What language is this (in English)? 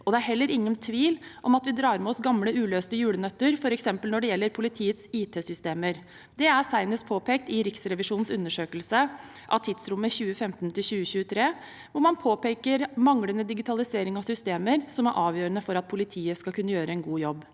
Norwegian